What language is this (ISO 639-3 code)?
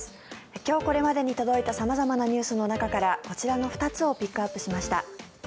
jpn